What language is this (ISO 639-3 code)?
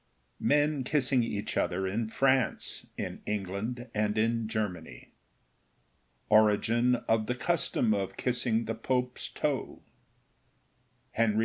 eng